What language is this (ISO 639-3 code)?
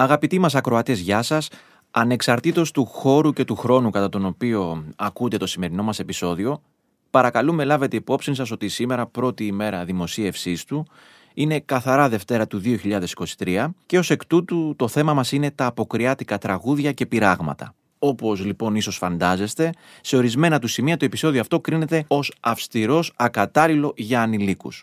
ell